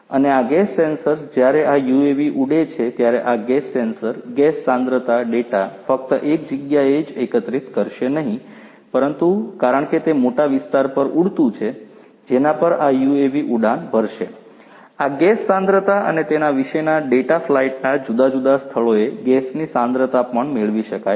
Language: Gujarati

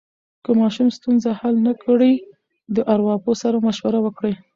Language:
Pashto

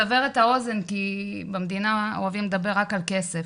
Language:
Hebrew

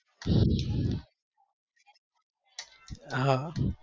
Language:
Gujarati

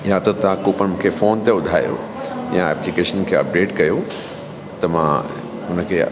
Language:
Sindhi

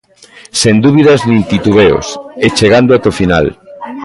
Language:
Galician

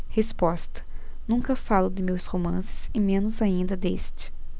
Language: Portuguese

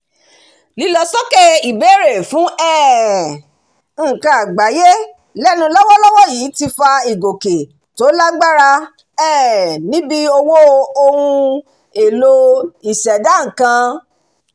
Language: Yoruba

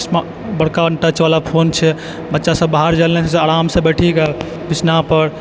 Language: Maithili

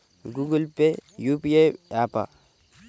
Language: Telugu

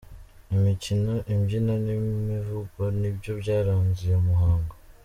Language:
Kinyarwanda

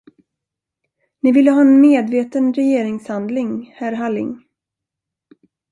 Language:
Swedish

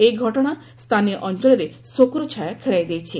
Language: Odia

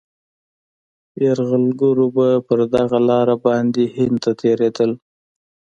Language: Pashto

